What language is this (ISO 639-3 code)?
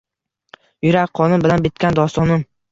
uzb